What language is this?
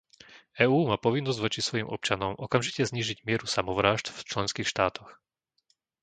Slovak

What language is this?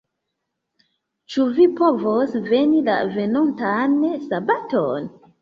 Esperanto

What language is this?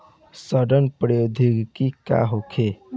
Bhojpuri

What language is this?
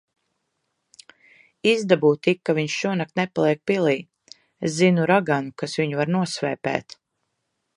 Latvian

